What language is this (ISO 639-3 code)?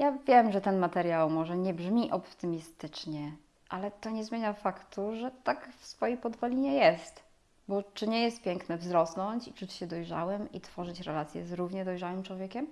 pol